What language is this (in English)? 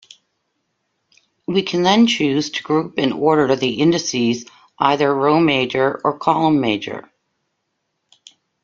English